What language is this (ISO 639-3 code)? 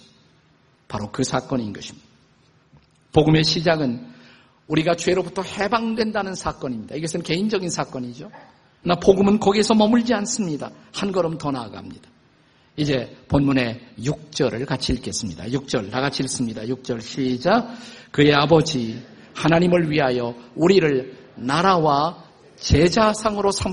kor